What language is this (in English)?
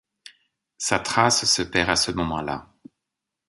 French